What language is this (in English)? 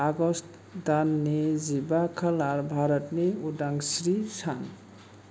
Bodo